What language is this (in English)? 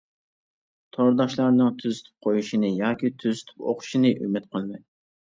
Uyghur